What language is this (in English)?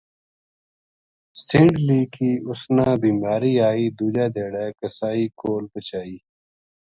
Gujari